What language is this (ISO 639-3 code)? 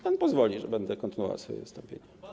pol